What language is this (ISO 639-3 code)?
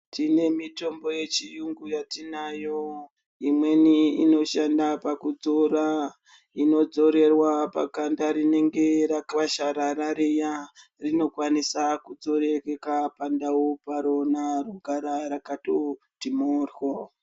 ndc